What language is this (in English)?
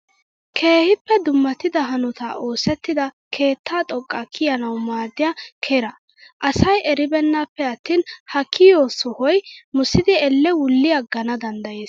Wolaytta